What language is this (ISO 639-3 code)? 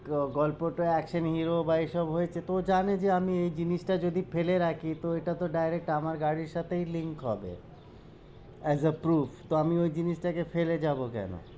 ben